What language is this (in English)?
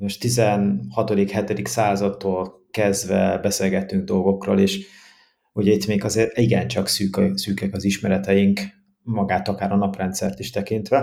Hungarian